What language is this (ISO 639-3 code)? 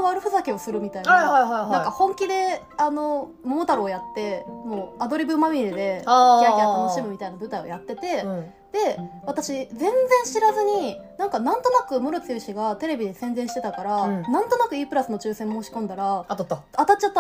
jpn